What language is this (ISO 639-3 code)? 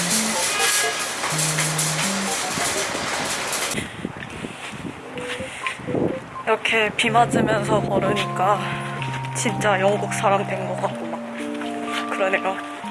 kor